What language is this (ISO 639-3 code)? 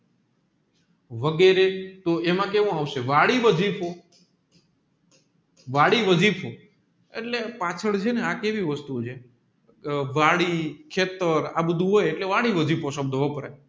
guj